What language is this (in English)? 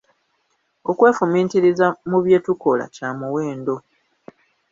Ganda